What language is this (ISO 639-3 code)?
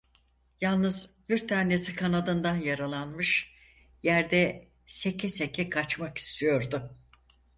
tur